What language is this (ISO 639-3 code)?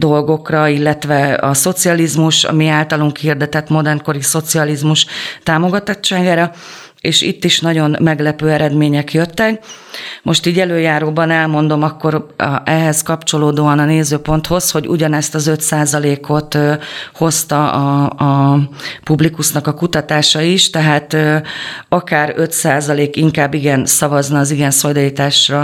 hun